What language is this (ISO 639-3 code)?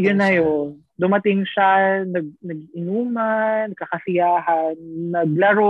fil